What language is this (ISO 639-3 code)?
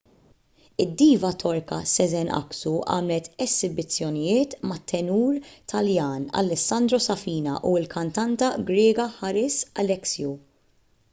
mlt